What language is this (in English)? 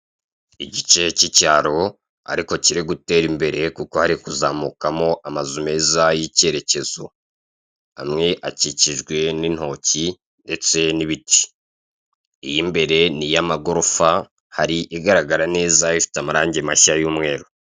Kinyarwanda